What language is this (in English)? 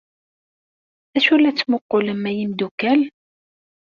Kabyle